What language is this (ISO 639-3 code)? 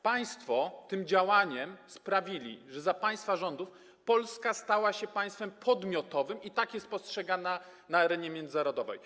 pol